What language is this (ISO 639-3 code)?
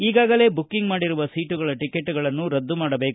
kan